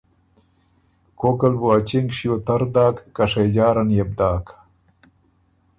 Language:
Ormuri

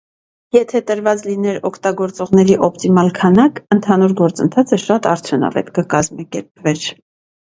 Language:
Armenian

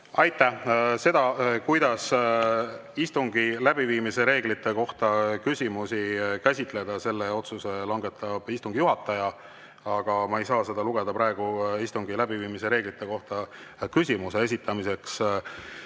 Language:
Estonian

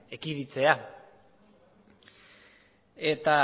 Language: Basque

